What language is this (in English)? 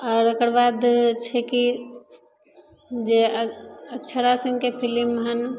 Maithili